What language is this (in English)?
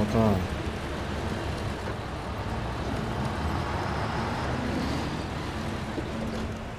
Polish